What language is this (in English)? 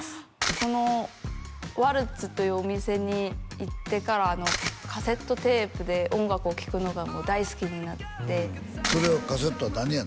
Japanese